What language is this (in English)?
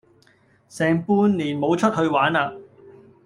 Cantonese